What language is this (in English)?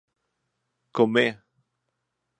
Swedish